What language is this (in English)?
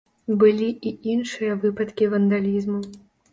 Belarusian